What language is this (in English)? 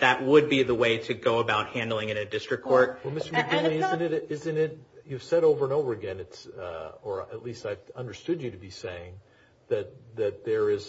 English